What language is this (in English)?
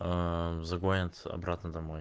Russian